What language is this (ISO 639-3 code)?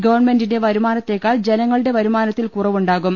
mal